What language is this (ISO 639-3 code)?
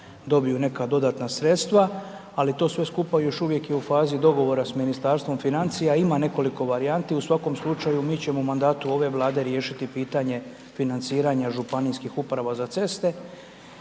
hrv